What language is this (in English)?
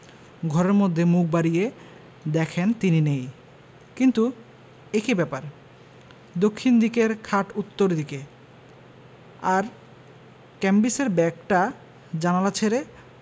Bangla